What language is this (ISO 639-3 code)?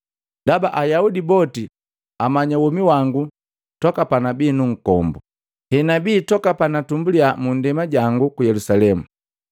mgv